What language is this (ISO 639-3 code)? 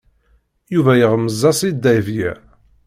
kab